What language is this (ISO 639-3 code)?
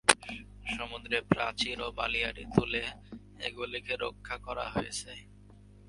ben